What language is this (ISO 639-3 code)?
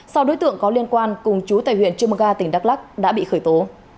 vie